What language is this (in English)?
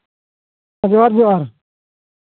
Santali